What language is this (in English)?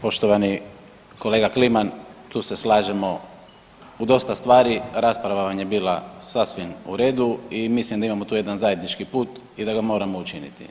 Croatian